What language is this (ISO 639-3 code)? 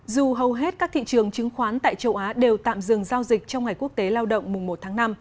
vie